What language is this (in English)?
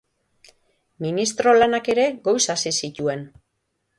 Basque